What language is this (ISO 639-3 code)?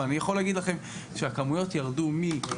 heb